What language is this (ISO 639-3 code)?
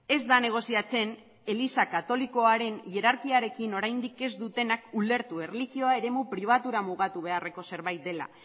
eus